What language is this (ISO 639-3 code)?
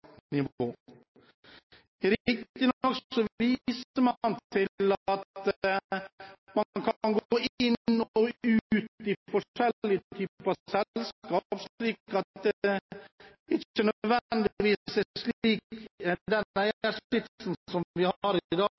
nob